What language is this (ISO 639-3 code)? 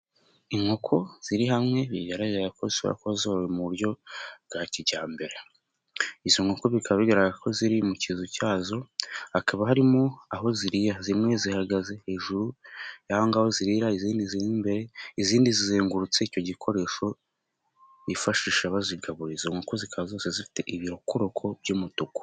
kin